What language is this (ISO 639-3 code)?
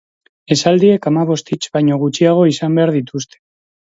eus